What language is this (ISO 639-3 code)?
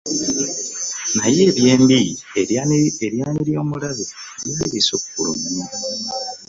lug